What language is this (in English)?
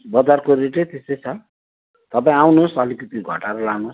Nepali